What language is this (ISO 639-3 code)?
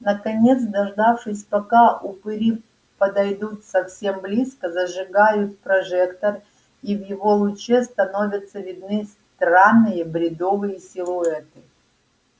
rus